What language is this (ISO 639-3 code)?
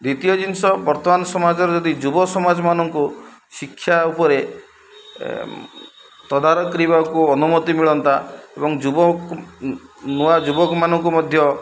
ori